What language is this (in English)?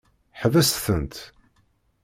Kabyle